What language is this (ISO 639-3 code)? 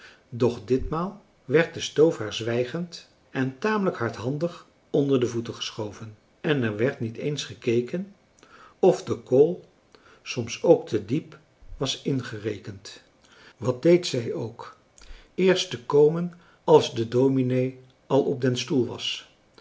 nld